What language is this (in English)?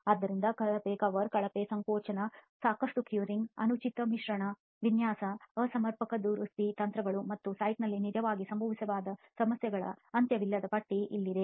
Kannada